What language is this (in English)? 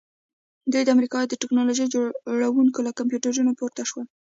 Pashto